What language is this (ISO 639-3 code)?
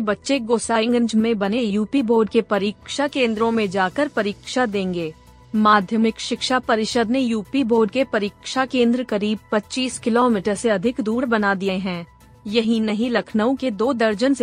hin